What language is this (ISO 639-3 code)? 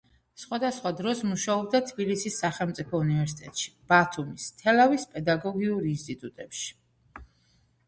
kat